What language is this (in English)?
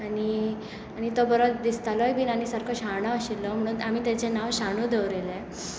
Konkani